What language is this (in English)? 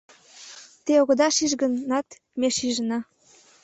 Mari